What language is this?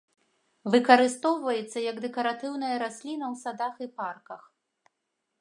Belarusian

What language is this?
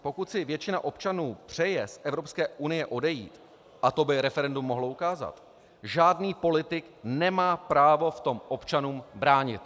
Czech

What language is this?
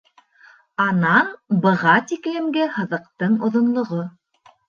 Bashkir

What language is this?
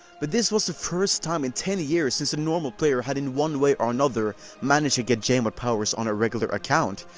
English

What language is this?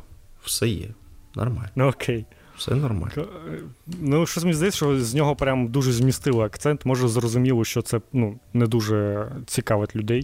Ukrainian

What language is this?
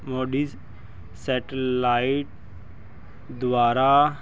Punjabi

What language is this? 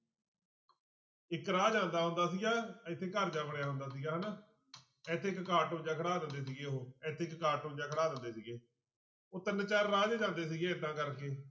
Punjabi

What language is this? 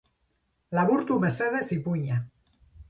Basque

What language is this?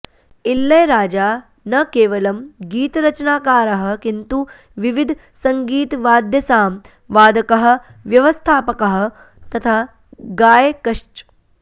Sanskrit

